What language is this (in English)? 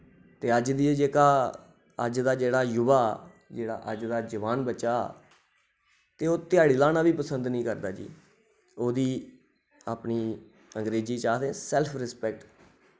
Dogri